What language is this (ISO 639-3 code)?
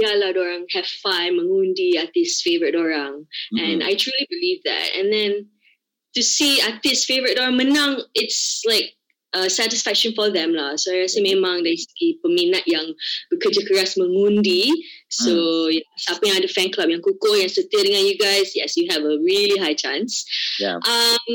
msa